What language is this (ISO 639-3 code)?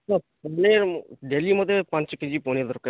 ori